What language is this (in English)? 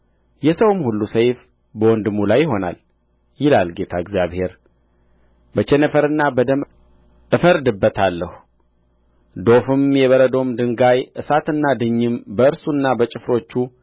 Amharic